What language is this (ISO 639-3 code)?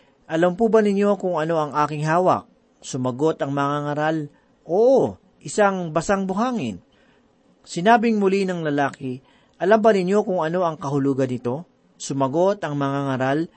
fil